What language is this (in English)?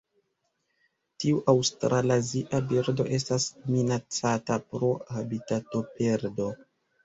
Esperanto